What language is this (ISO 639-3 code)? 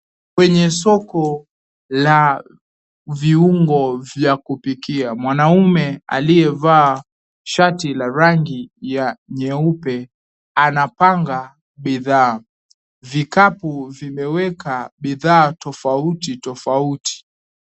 swa